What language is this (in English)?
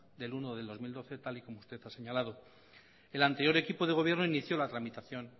Spanish